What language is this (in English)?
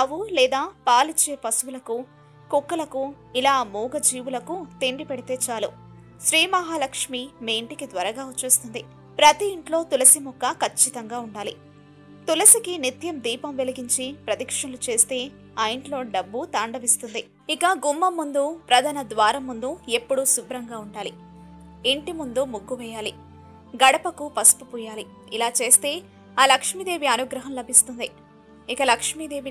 Telugu